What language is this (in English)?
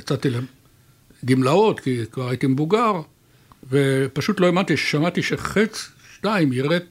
Hebrew